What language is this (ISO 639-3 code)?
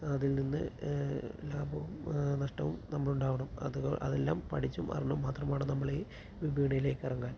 mal